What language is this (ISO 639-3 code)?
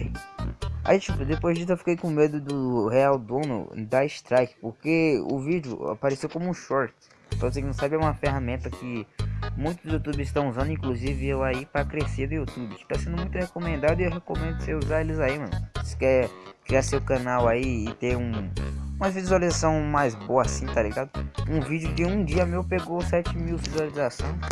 por